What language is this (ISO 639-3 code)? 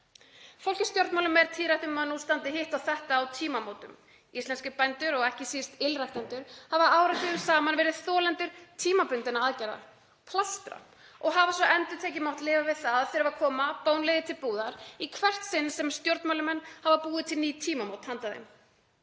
isl